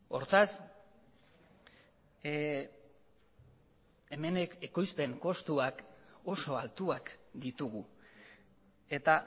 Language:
Basque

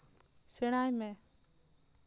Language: Santali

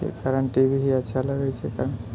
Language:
Maithili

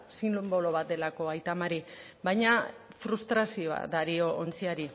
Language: Basque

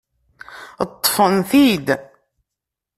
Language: Kabyle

